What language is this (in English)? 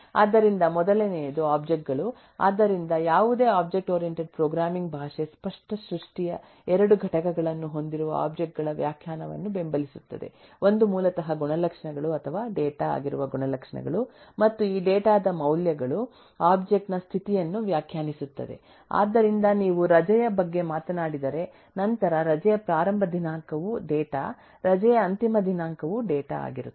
Kannada